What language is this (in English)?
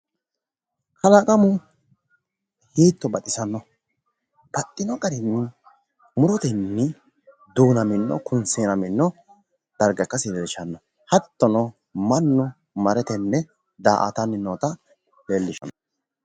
Sidamo